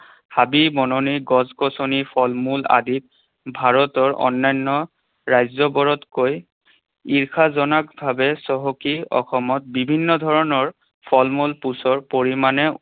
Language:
Assamese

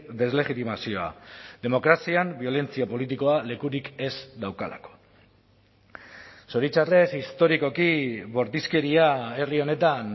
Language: Basque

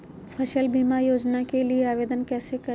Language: Magahi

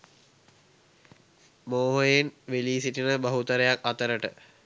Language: Sinhala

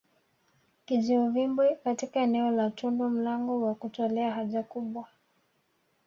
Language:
Swahili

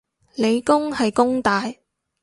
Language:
Cantonese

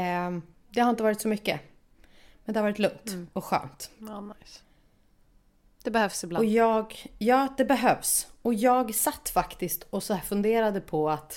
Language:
Swedish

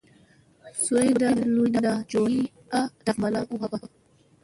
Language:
Musey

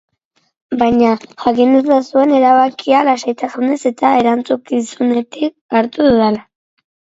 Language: Basque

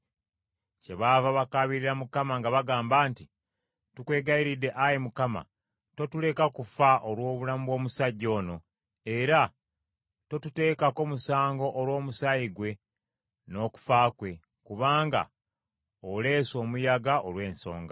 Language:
Ganda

